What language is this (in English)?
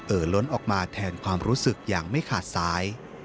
Thai